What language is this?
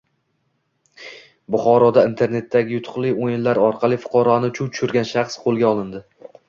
Uzbek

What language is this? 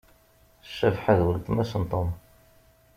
Kabyle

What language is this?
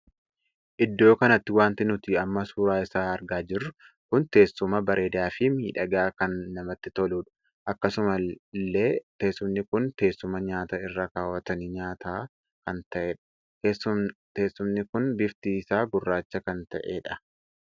Oromo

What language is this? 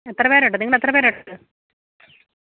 Malayalam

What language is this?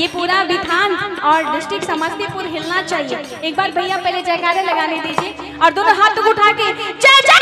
Hindi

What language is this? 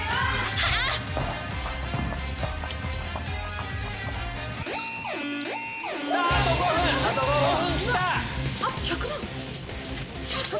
Japanese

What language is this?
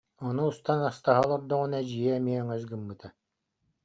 Yakut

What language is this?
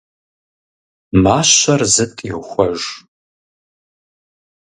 Kabardian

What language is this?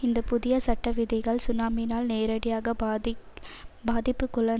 Tamil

